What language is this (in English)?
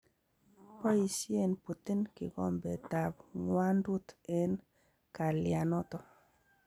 Kalenjin